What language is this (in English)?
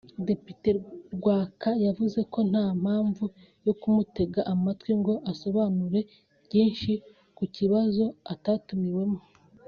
Kinyarwanda